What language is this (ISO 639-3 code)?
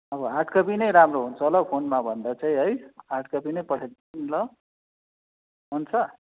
nep